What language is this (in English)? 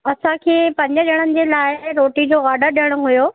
Sindhi